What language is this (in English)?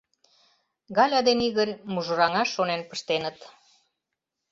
Mari